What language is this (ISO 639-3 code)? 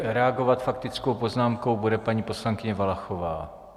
ces